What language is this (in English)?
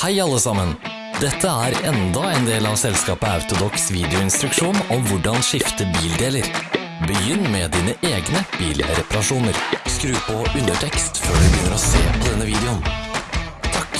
Norwegian